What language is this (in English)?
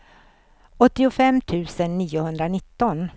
Swedish